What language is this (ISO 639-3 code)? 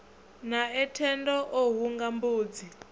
ven